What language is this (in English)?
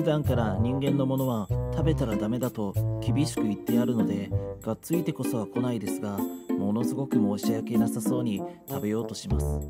Japanese